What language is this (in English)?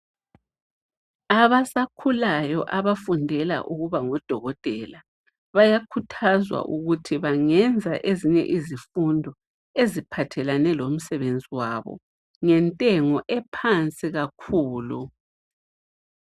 North Ndebele